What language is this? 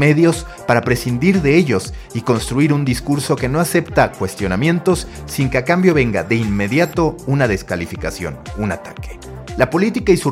Spanish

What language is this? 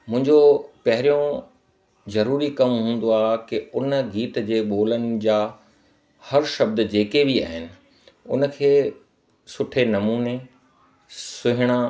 Sindhi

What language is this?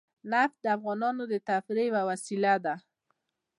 Pashto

